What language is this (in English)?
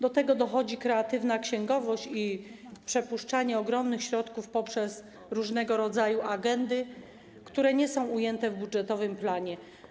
Polish